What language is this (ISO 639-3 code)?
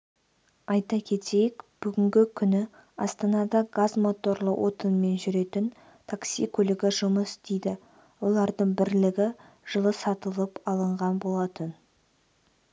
kaz